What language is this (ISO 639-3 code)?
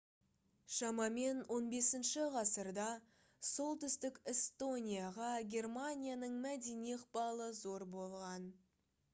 kaz